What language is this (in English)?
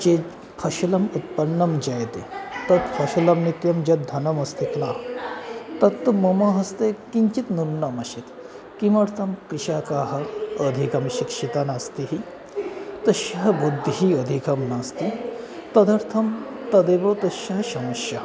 Sanskrit